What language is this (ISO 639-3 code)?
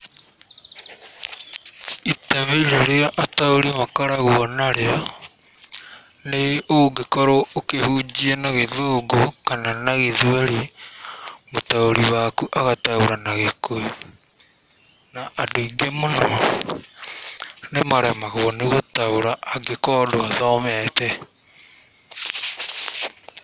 kik